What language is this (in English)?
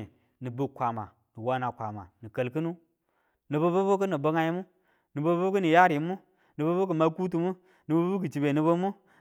Tula